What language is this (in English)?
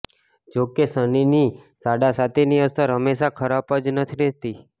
Gujarati